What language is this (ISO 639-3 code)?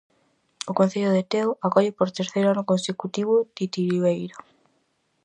glg